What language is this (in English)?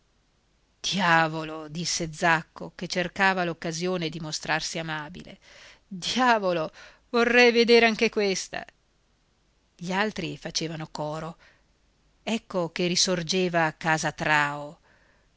Italian